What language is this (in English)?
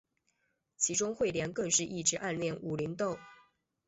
Chinese